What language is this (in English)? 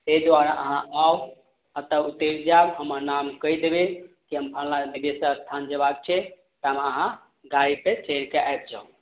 Maithili